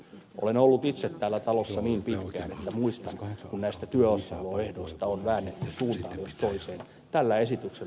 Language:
Finnish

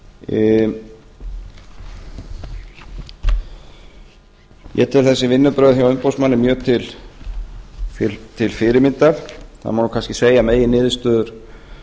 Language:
Icelandic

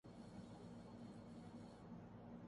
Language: Urdu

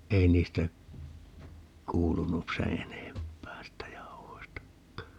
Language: Finnish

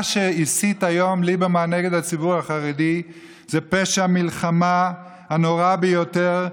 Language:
Hebrew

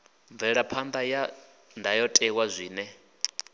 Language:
Venda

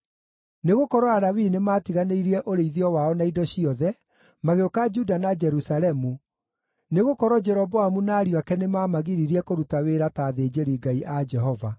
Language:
Kikuyu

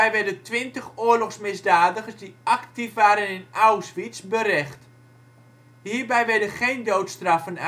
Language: Dutch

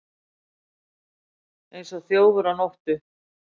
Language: Icelandic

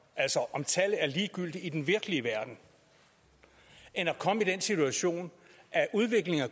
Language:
Danish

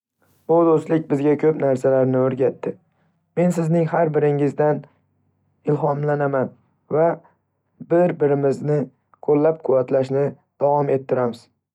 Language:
Uzbek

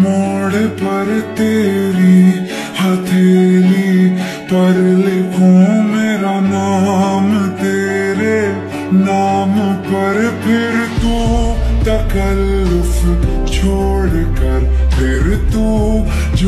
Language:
Romanian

